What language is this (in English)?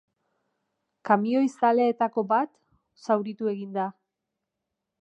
Basque